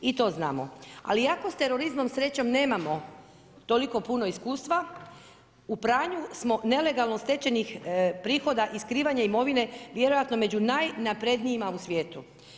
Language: Croatian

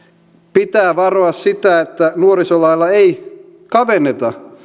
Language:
Finnish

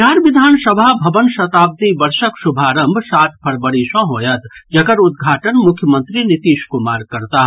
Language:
Maithili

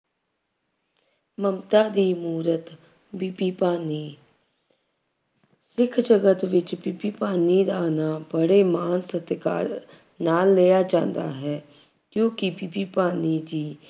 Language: Punjabi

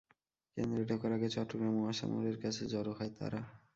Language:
Bangla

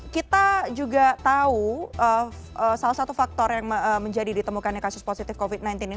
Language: Indonesian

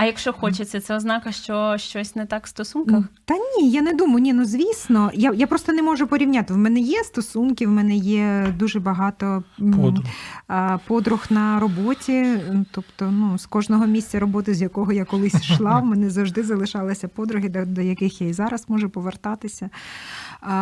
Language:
Ukrainian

